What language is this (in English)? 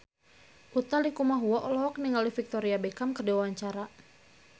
Sundanese